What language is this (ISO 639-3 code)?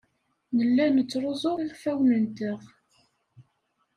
kab